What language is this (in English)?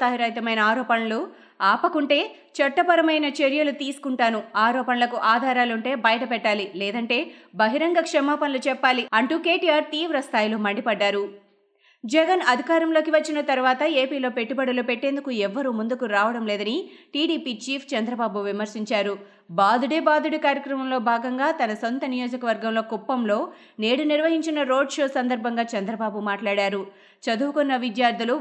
Telugu